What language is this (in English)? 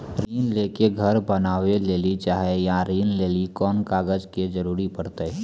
Maithili